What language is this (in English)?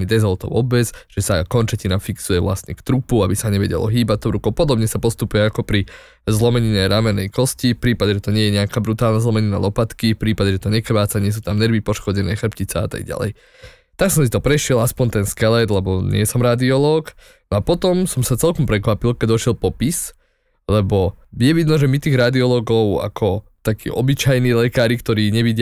Slovak